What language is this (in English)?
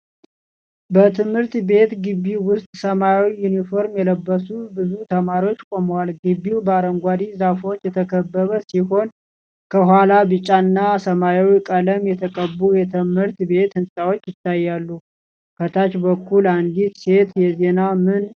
Amharic